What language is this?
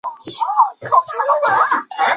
Chinese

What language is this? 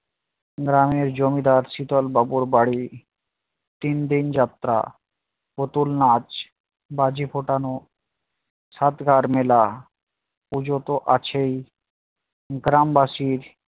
Bangla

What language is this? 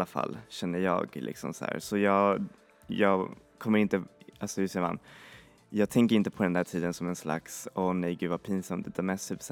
Swedish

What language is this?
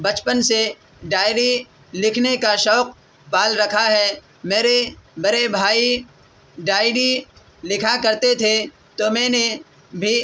Urdu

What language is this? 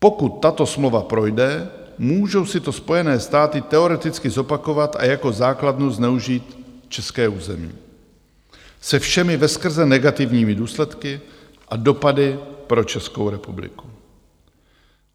Czech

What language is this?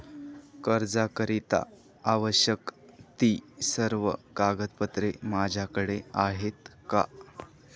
Marathi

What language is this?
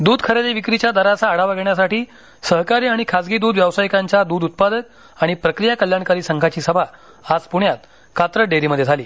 Marathi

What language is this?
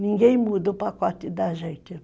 Portuguese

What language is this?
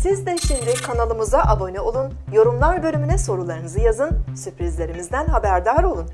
Turkish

